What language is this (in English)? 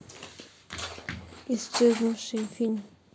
Russian